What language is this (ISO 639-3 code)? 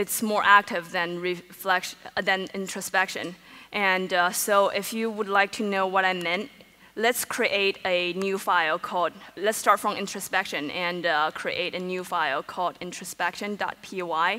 eng